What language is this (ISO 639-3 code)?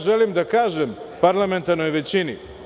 srp